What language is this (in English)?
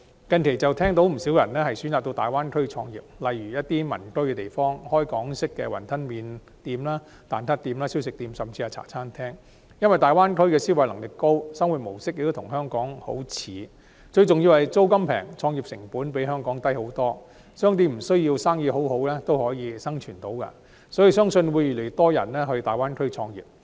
Cantonese